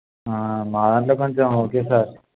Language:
Telugu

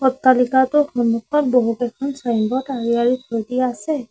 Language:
Assamese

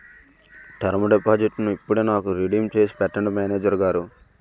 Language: Telugu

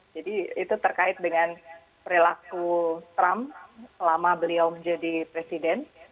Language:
Indonesian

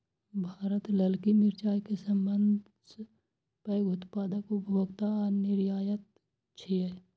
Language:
Maithili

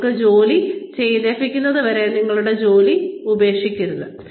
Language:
Malayalam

